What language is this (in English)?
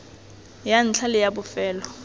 Tswana